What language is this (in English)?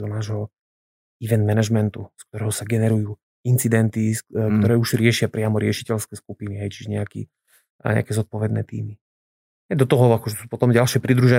Slovak